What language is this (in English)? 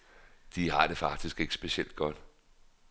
Danish